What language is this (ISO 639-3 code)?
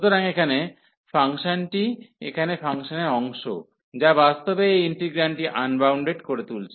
ben